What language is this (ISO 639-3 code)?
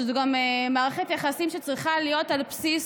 heb